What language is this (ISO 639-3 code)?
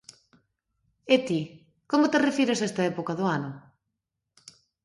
glg